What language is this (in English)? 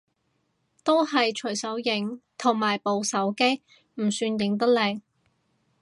Cantonese